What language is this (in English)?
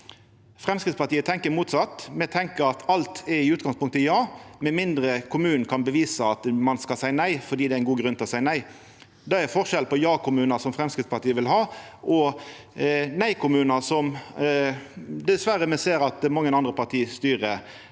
Norwegian